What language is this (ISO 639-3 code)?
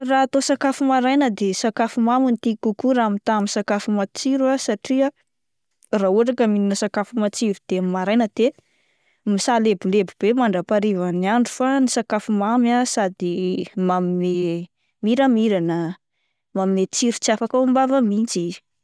mlg